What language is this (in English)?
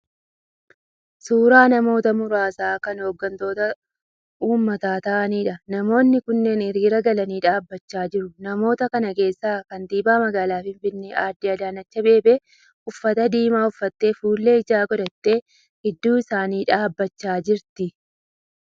Oromo